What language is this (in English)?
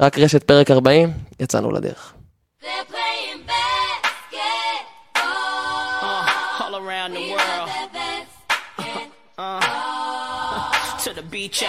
Hebrew